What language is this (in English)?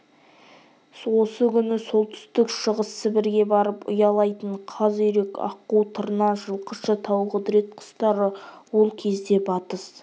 Kazakh